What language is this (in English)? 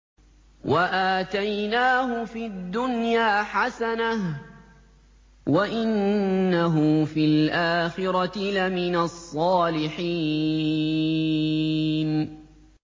Arabic